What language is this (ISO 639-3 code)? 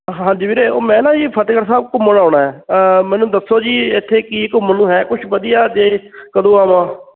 pan